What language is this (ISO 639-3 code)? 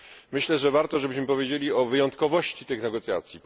pol